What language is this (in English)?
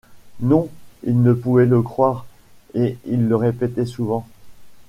French